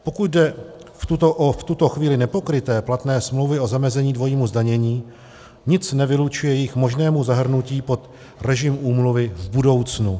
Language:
Czech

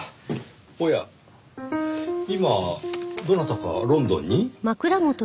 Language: Japanese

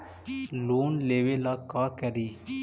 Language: Magahi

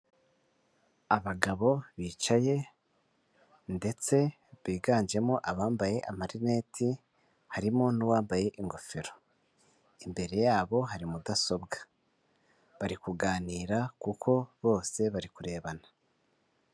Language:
Kinyarwanda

